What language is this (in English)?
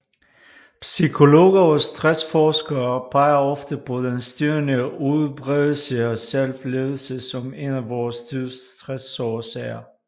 Danish